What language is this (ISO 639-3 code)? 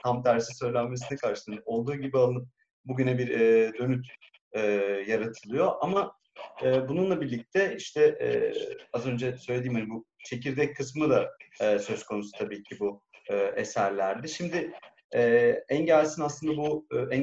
tur